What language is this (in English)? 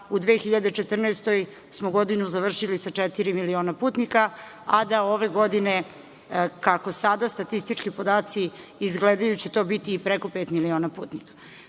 Serbian